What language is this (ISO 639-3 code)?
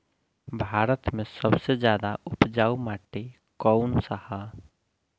bho